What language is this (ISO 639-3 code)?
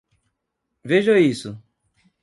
por